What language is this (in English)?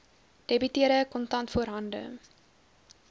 Afrikaans